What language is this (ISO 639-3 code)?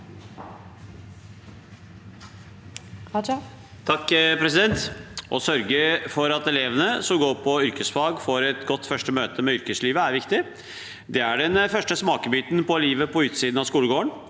nor